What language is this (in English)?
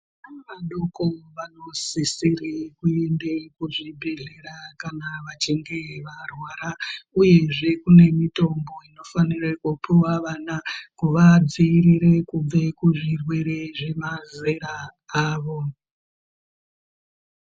Ndau